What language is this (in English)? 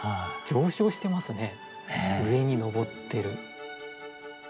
Japanese